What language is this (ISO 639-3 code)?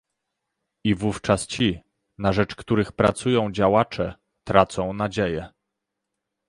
pol